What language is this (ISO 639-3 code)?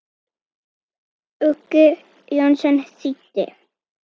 isl